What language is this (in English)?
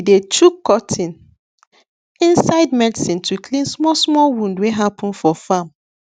Nigerian Pidgin